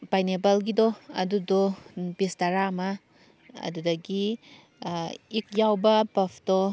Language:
Manipuri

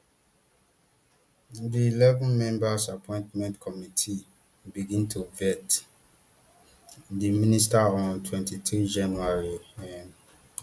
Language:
Nigerian Pidgin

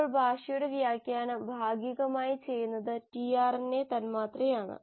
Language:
Malayalam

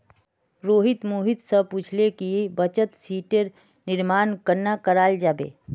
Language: Magahi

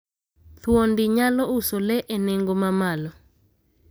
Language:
Luo (Kenya and Tanzania)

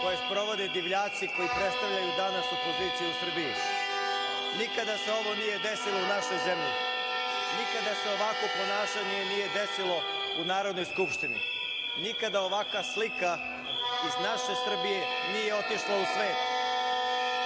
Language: Serbian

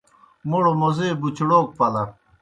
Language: Kohistani Shina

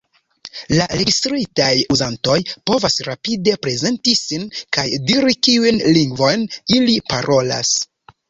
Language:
Esperanto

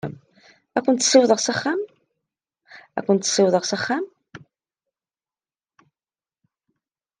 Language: Kabyle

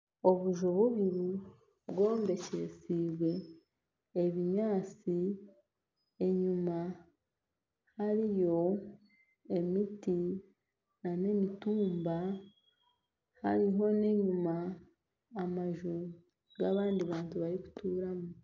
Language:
Nyankole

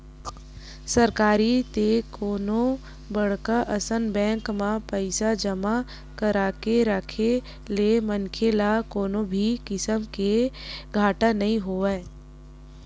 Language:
Chhattisgarhi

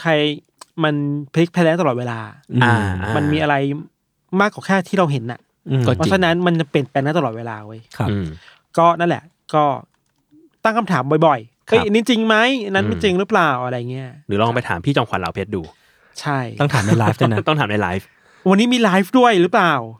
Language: Thai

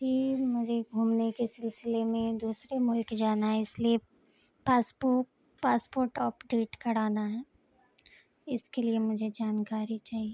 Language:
Urdu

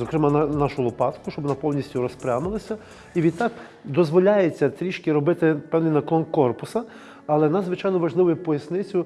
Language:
Ukrainian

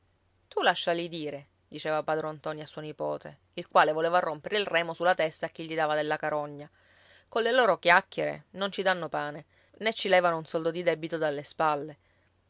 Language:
Italian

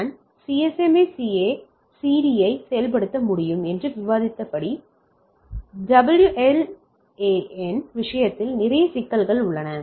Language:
Tamil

